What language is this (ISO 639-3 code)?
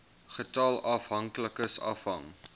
afr